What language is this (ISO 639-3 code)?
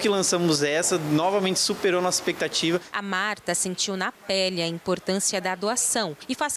por